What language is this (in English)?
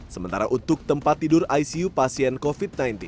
Indonesian